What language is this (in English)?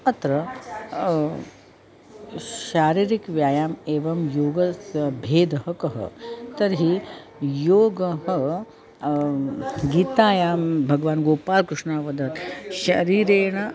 Sanskrit